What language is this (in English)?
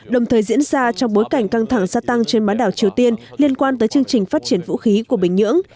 Vietnamese